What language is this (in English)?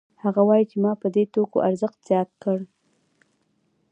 Pashto